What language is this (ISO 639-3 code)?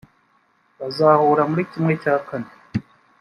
kin